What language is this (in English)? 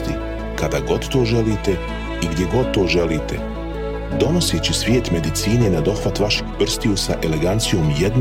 Croatian